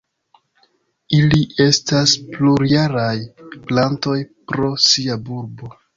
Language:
Esperanto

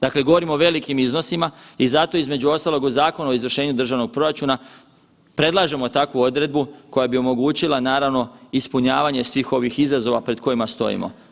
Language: Croatian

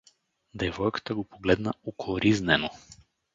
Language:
Bulgarian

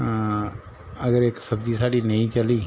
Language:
Dogri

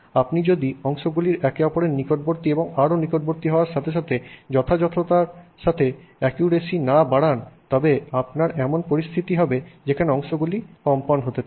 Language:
Bangla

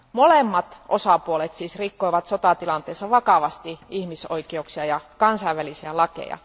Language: Finnish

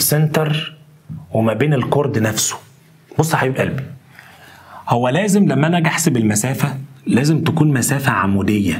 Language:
Arabic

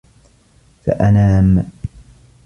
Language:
Arabic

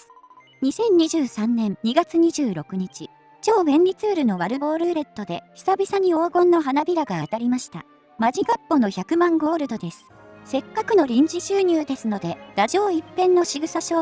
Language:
Japanese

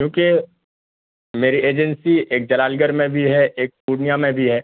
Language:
Urdu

